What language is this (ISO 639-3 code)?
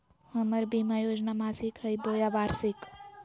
mag